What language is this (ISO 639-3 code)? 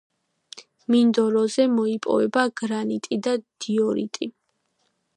kat